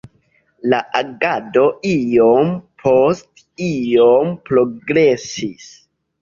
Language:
Esperanto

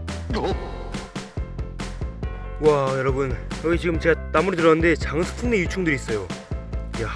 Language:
Korean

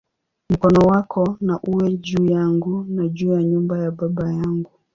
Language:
Swahili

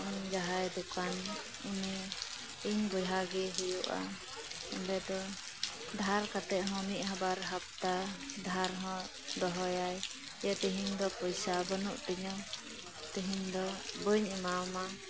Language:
Santali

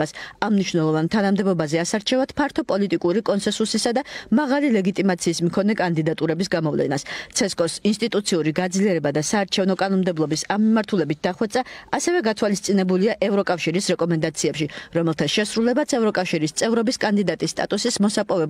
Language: Romanian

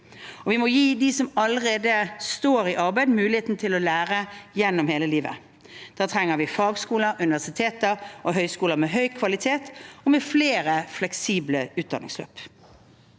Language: Norwegian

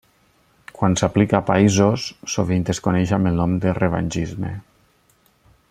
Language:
Catalan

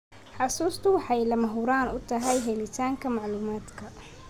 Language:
Somali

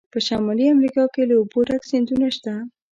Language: Pashto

